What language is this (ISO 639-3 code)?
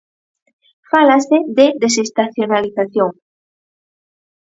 glg